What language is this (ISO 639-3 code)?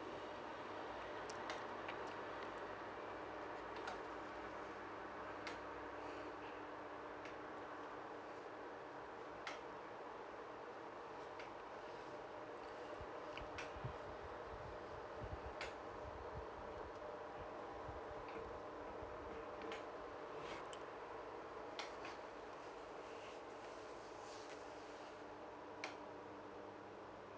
eng